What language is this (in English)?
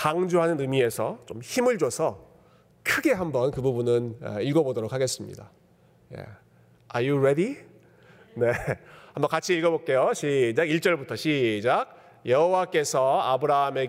Korean